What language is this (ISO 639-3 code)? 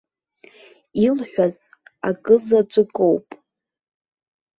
abk